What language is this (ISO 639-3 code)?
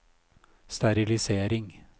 nor